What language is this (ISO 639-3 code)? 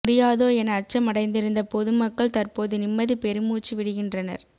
tam